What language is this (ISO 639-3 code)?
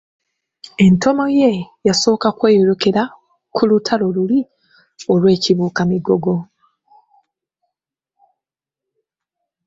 lug